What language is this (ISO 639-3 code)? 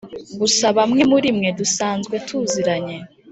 kin